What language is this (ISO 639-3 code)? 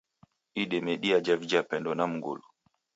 dav